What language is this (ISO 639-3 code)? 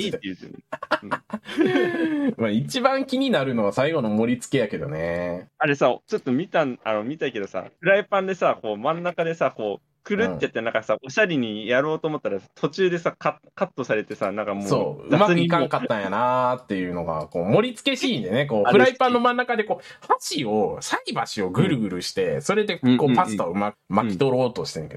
jpn